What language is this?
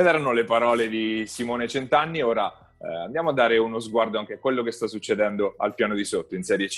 Italian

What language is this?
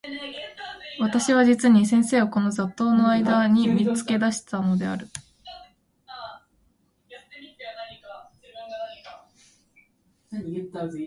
Japanese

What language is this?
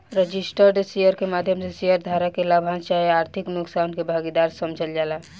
Bhojpuri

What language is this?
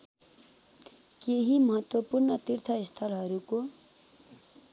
Nepali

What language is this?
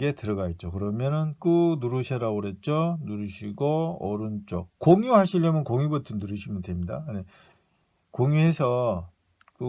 Korean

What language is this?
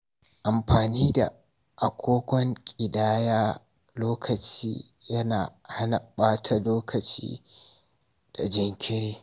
Hausa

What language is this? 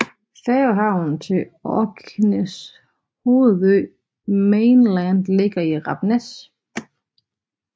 Danish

